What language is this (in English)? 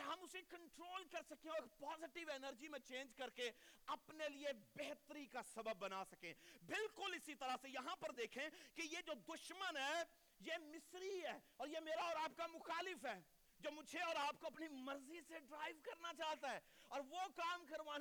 Urdu